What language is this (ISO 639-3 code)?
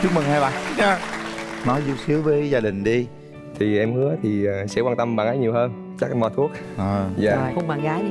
vie